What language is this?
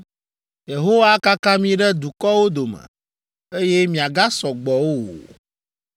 Ewe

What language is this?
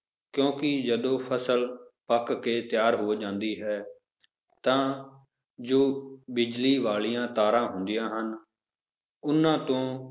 Punjabi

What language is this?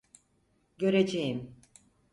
Turkish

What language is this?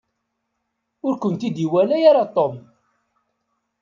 Kabyle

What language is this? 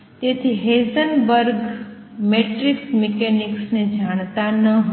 Gujarati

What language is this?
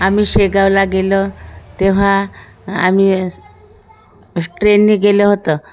Marathi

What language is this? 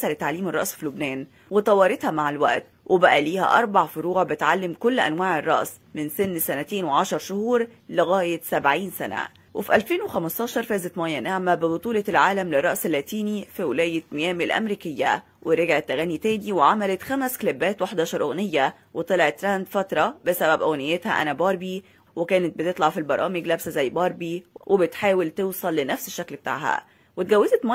Arabic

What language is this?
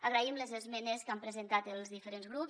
Catalan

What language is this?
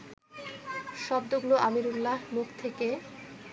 Bangla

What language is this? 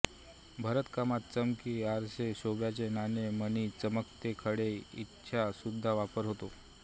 Marathi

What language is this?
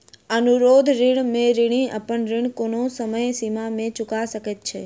Maithili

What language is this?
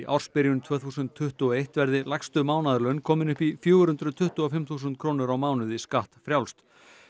Icelandic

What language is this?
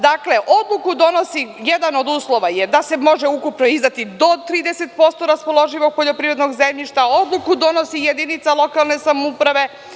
Serbian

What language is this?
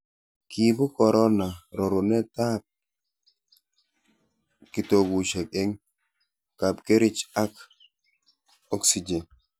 Kalenjin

